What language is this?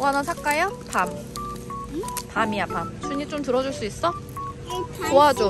Korean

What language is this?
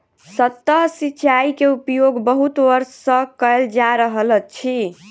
Maithili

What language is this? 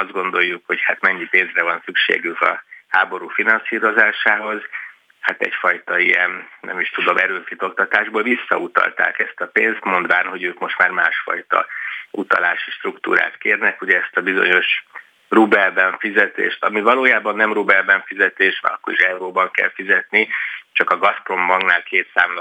Hungarian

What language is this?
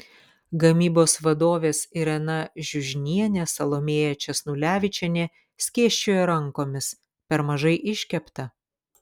Lithuanian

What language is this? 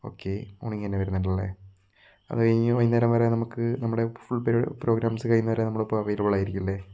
Malayalam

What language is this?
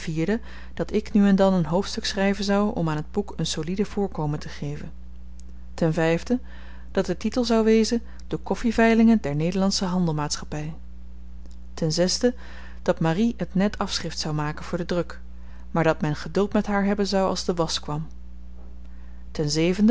Dutch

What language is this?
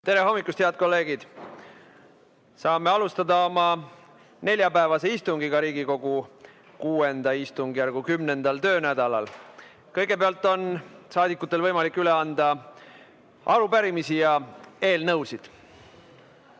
Estonian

